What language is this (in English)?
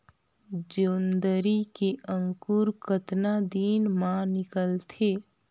Chhattisgarhi